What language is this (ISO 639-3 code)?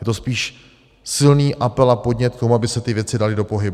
ces